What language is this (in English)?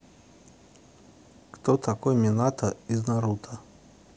Russian